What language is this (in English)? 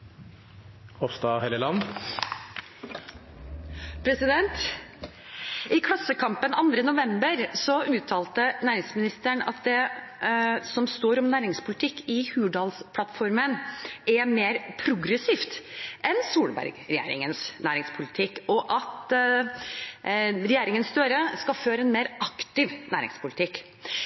Norwegian